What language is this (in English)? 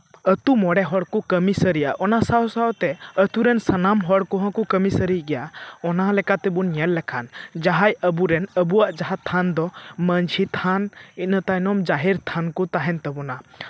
Santali